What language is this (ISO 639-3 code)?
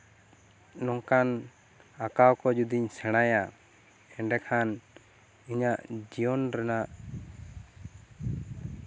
sat